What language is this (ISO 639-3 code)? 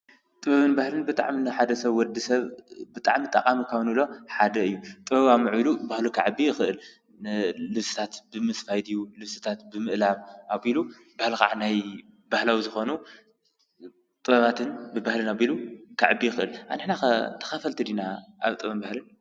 tir